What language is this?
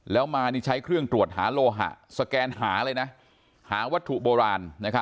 Thai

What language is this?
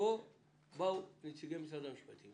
Hebrew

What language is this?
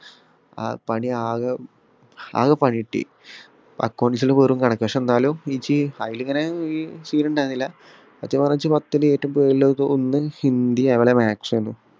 Malayalam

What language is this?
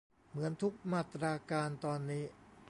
Thai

